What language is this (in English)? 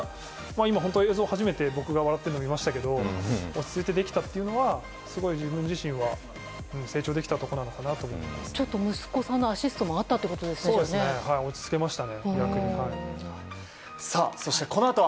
Japanese